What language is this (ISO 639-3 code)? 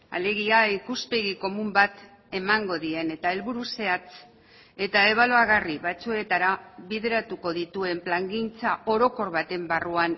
eus